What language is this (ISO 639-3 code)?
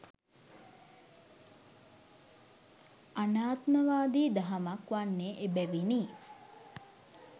sin